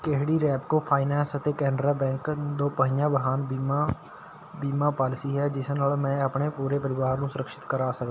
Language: Punjabi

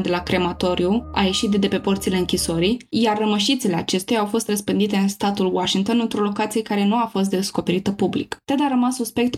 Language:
Romanian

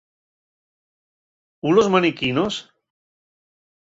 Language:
Asturian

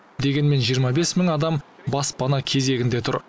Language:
Kazakh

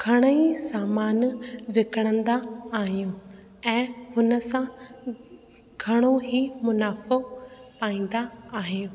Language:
Sindhi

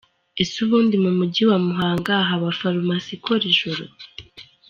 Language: Kinyarwanda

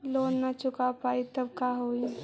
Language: Magahi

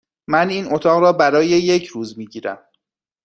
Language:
Persian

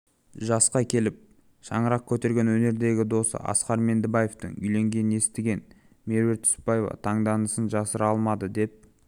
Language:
Kazakh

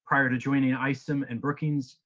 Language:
English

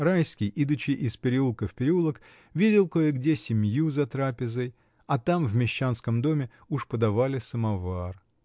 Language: Russian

